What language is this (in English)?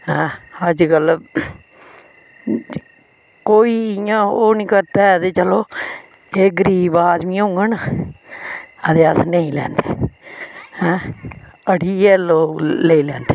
Dogri